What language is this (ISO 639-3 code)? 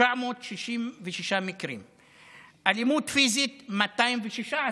heb